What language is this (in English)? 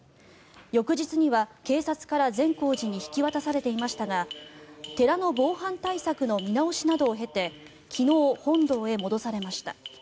Japanese